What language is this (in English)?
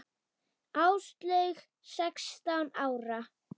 Icelandic